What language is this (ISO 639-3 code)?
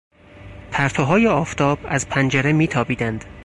fas